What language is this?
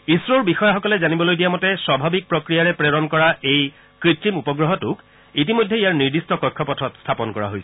Assamese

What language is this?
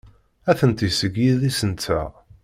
Kabyle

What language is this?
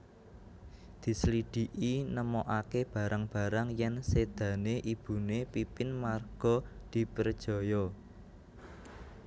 Javanese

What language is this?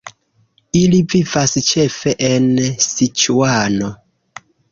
Esperanto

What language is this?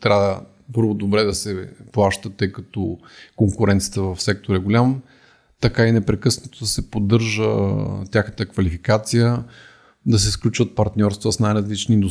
Bulgarian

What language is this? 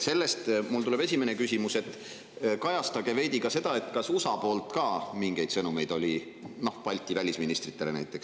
Estonian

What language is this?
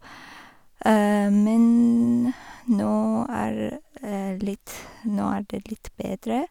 Norwegian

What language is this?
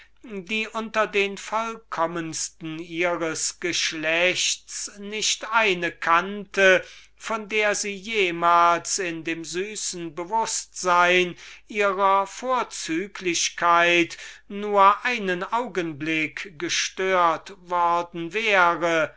German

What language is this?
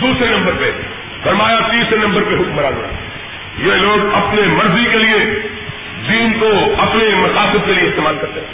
Urdu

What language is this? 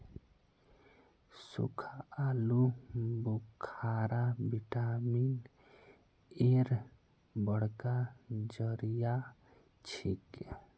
Magahi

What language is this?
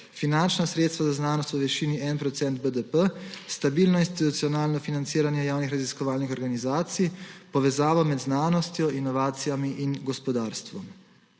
Slovenian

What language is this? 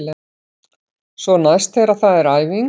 Icelandic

